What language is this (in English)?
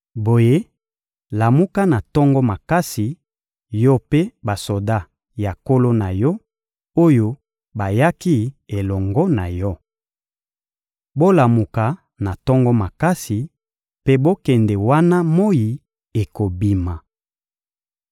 Lingala